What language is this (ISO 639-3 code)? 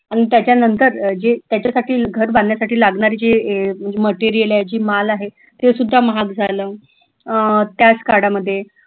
mar